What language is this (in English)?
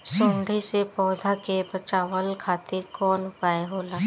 Bhojpuri